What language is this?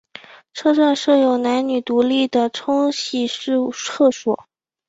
Chinese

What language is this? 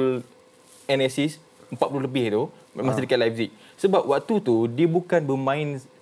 Malay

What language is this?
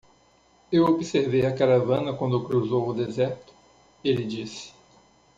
Portuguese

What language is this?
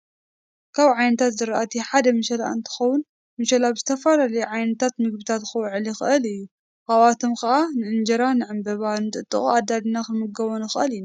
Tigrinya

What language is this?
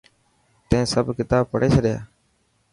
Dhatki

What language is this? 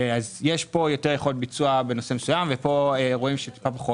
Hebrew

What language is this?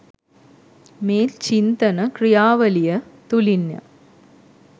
Sinhala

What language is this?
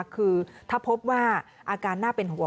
Thai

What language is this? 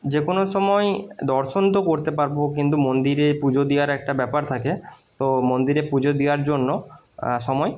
Bangla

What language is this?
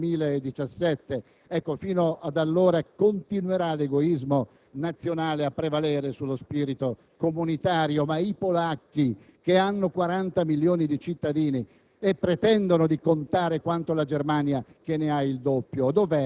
Italian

